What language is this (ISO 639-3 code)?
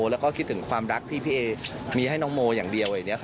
tha